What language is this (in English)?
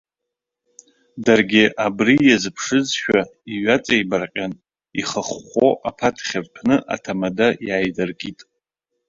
Abkhazian